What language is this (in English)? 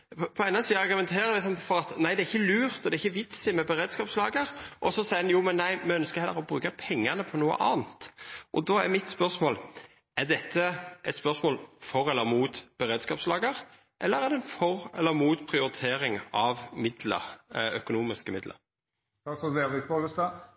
Norwegian